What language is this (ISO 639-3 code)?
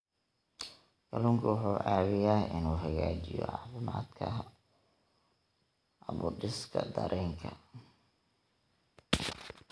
som